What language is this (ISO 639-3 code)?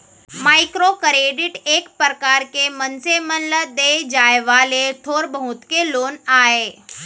hne